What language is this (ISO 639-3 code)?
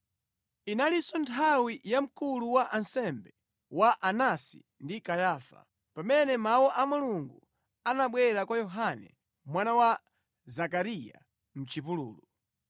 nya